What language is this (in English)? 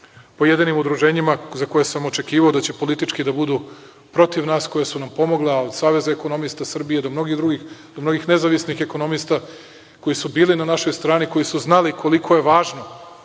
Serbian